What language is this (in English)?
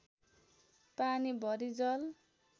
Nepali